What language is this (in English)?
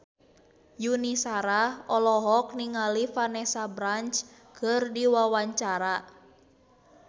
Sundanese